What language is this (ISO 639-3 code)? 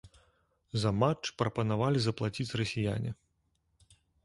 bel